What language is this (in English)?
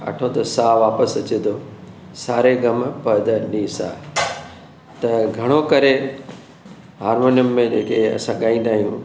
Sindhi